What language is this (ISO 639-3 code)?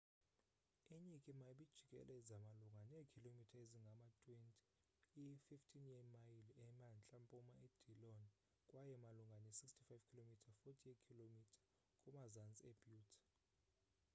xho